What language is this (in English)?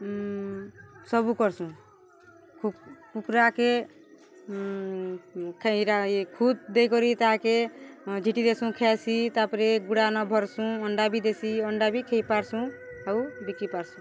Odia